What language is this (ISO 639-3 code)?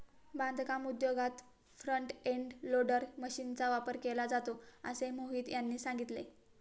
mar